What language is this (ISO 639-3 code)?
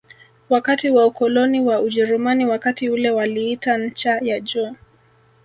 swa